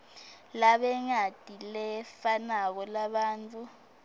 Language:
Swati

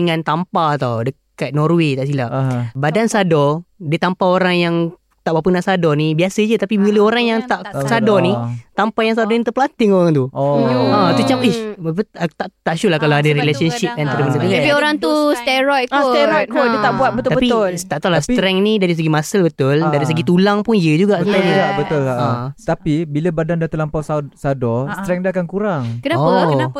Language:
Malay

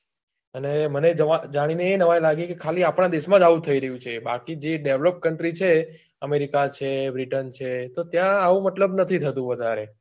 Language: Gujarati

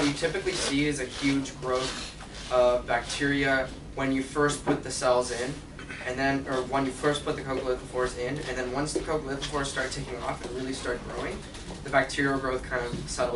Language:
English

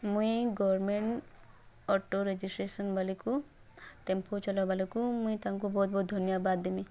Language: Odia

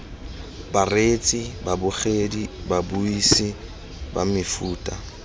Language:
Tswana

